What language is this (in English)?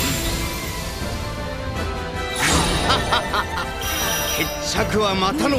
Japanese